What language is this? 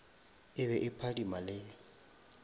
Northern Sotho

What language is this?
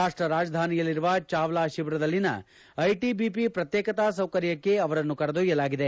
Kannada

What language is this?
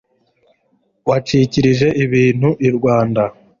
Kinyarwanda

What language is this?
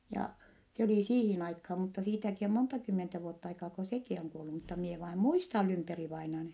Finnish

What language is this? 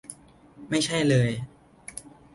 Thai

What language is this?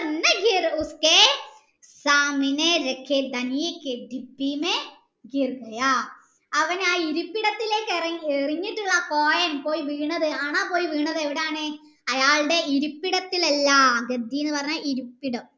Malayalam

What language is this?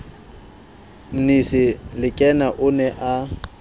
Southern Sotho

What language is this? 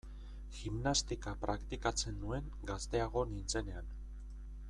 Basque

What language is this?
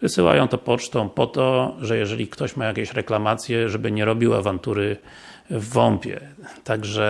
Polish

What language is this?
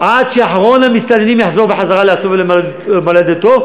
Hebrew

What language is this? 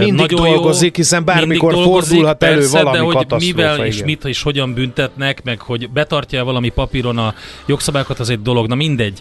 Hungarian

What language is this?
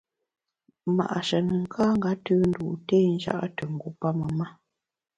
Bamun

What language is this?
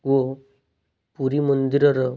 Odia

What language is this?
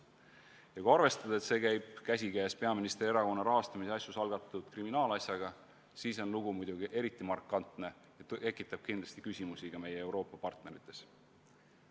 Estonian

